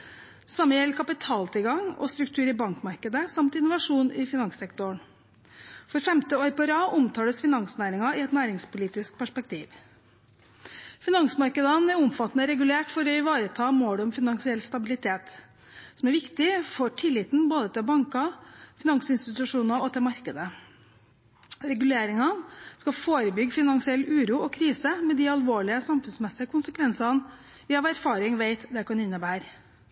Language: Norwegian Bokmål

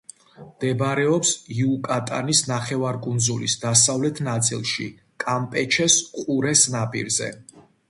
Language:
Georgian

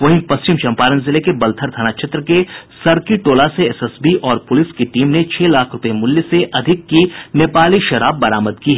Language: Hindi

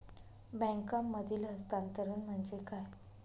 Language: Marathi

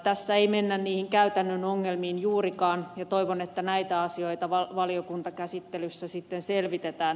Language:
Finnish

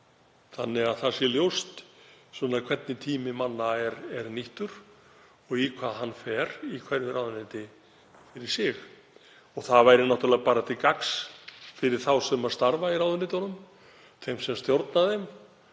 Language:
Icelandic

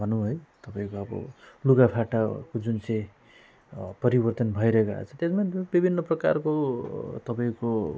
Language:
Nepali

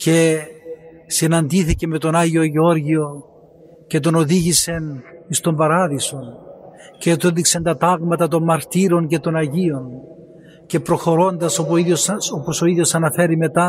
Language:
Greek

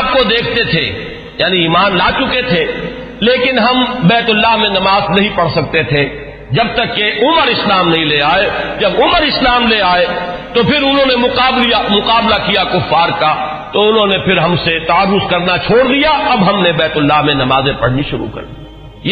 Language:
Urdu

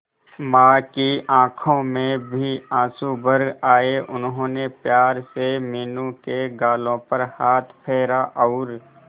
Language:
Hindi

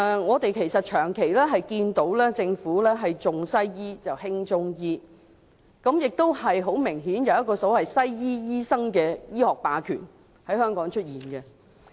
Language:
Cantonese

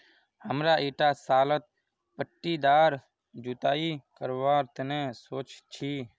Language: Magahi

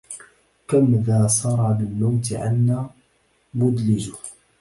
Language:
Arabic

